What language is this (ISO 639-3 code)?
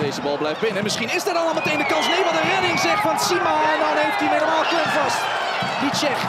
nld